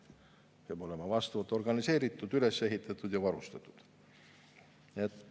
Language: Estonian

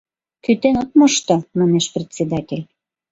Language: Mari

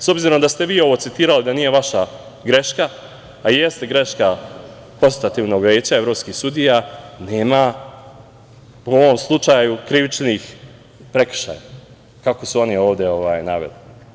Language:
Serbian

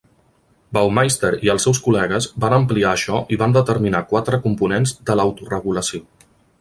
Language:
Catalan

